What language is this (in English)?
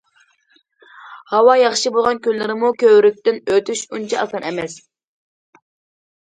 Uyghur